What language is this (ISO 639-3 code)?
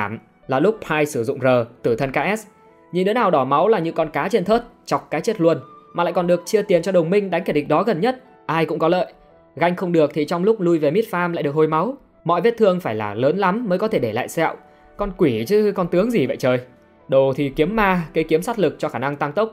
vie